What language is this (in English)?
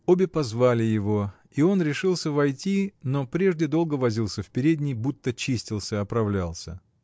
Russian